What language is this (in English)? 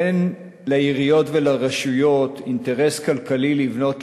Hebrew